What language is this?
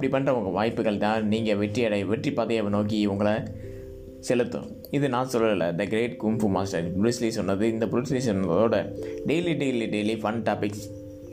Tamil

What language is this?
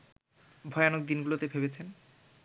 Bangla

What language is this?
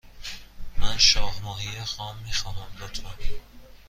Persian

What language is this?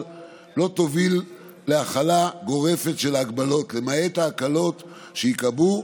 Hebrew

